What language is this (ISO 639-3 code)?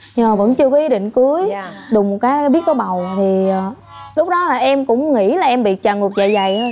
vie